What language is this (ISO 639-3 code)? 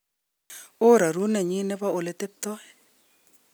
kln